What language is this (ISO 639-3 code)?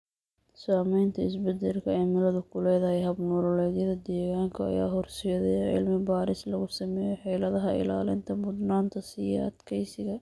som